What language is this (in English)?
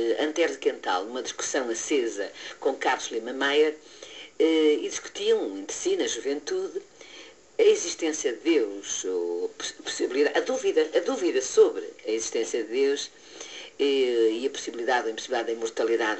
Portuguese